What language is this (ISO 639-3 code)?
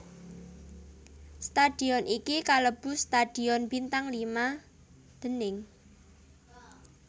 jav